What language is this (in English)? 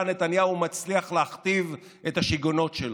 Hebrew